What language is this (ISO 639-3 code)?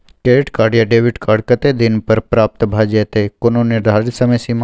mai